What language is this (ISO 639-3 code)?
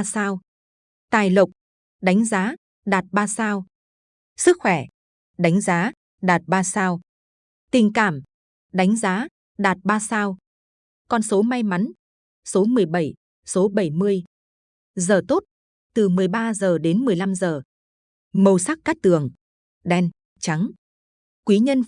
vie